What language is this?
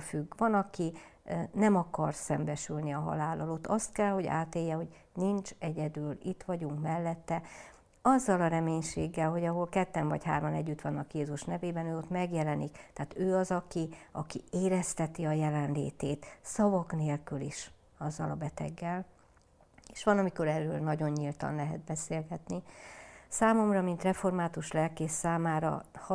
Hungarian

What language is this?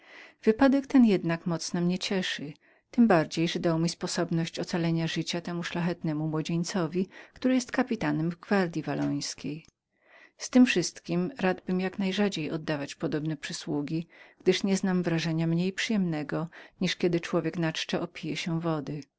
Polish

